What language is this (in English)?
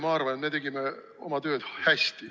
Estonian